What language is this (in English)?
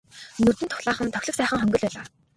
Mongolian